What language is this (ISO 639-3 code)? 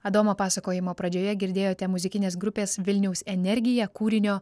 lit